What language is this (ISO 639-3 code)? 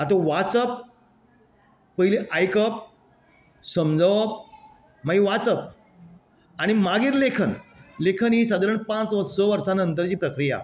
kok